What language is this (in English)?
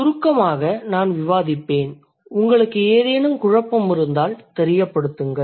Tamil